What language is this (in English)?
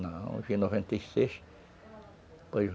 Portuguese